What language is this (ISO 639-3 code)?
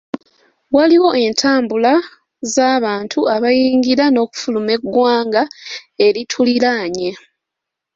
lug